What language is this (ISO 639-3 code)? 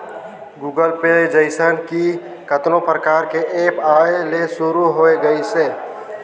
hne